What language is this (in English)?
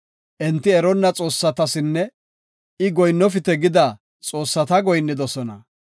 Gofa